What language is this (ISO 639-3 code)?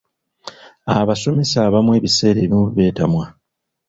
lug